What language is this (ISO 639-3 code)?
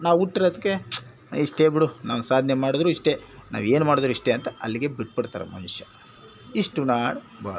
kan